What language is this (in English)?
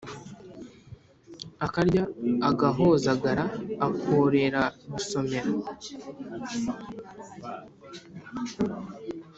Kinyarwanda